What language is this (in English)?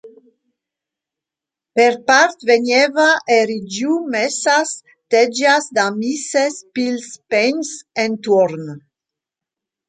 Romansh